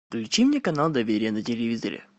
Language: Russian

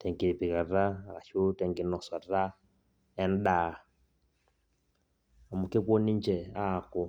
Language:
Masai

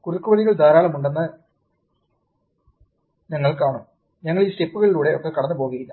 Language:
Malayalam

